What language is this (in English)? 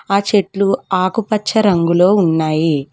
Telugu